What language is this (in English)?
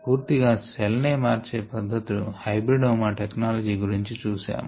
Telugu